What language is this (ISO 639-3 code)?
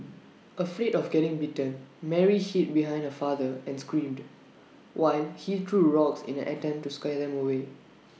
eng